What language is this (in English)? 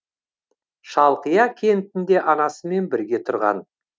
Kazakh